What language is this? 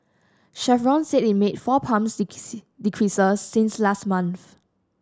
English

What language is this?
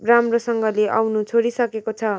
Nepali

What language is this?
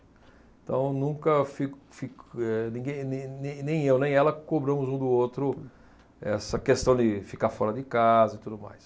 Portuguese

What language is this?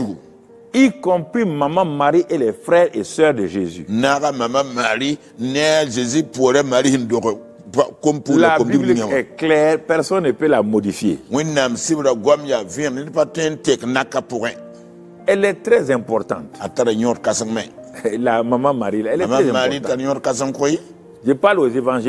French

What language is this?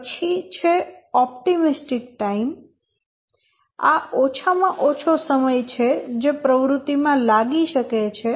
Gujarati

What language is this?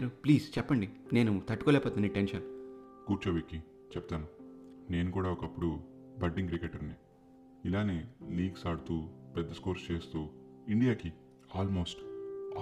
Telugu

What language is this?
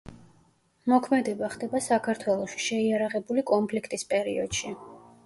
Georgian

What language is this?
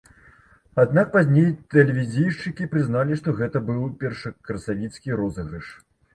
Belarusian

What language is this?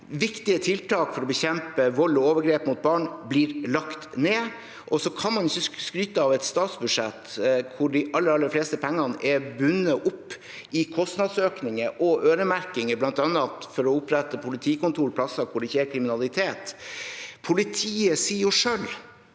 Norwegian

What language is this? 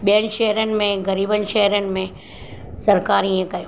Sindhi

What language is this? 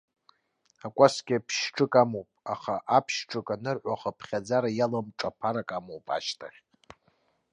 Abkhazian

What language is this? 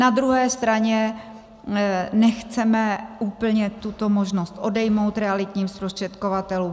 Czech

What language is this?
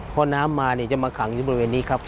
Thai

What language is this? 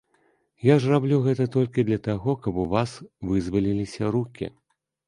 Belarusian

